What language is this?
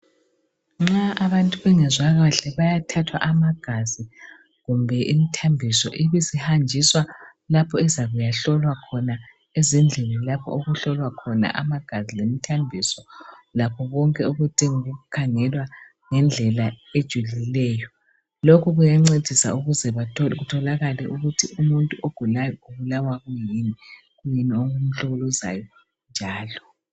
North Ndebele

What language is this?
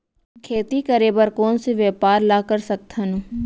Chhattisgarhi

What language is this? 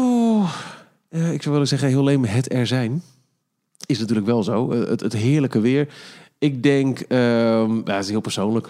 Dutch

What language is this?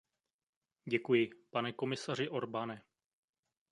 Czech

